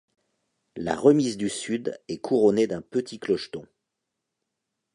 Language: French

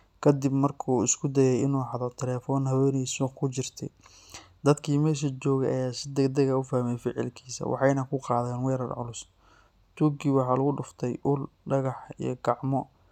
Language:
Somali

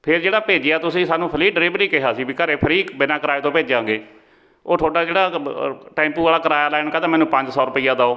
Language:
Punjabi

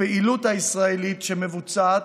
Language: Hebrew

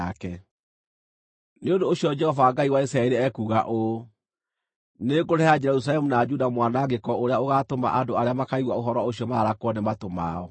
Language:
Kikuyu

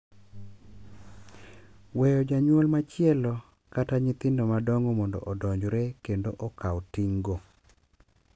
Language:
Luo (Kenya and Tanzania)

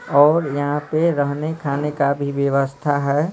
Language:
Hindi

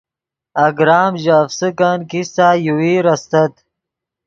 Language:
Yidgha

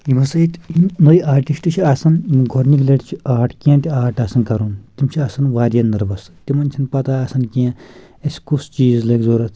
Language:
Kashmiri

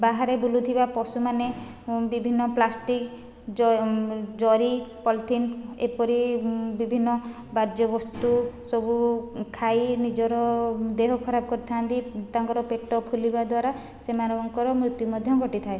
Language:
Odia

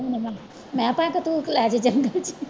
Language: Punjabi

